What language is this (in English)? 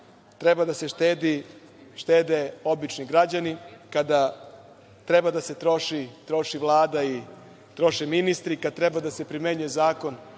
Serbian